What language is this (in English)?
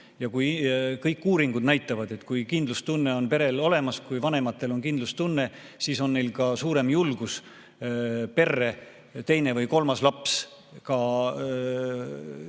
Estonian